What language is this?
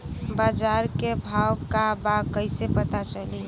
Bhojpuri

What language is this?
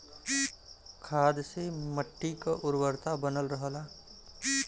Bhojpuri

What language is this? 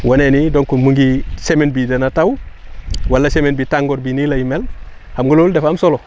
Wolof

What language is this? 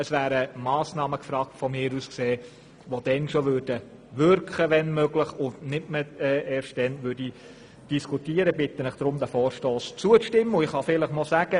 Swiss German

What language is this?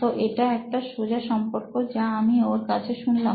Bangla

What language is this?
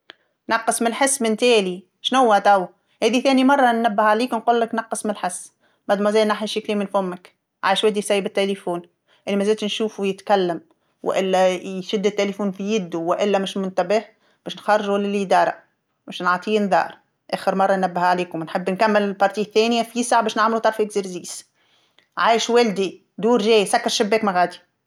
Tunisian Arabic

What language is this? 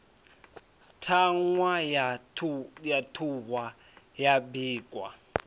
Venda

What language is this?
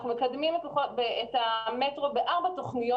Hebrew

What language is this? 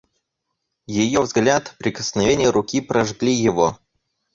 Russian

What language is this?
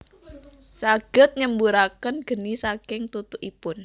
Javanese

